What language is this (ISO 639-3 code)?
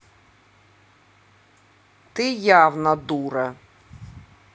rus